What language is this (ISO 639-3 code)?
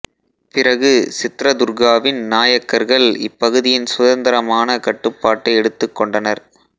tam